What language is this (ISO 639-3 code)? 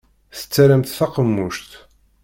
kab